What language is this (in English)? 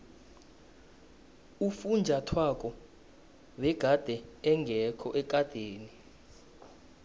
South Ndebele